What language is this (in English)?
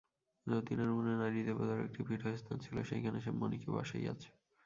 Bangla